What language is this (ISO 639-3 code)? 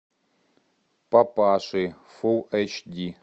rus